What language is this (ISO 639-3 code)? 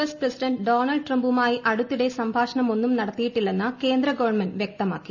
mal